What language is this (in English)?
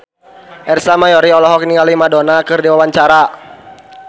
Sundanese